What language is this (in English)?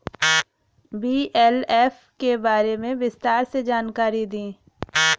Bhojpuri